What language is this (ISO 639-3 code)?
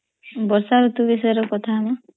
ori